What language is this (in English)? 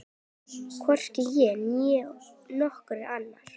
Icelandic